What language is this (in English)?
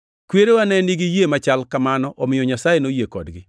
Luo (Kenya and Tanzania)